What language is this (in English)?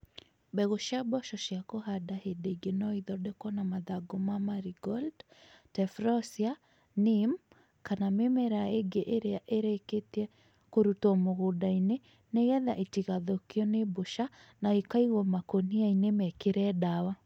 Kikuyu